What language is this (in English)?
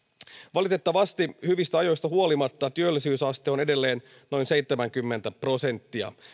Finnish